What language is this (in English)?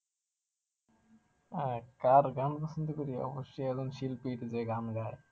Bangla